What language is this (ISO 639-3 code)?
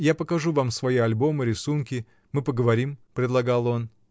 rus